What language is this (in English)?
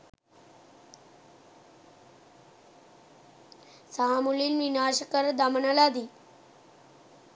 Sinhala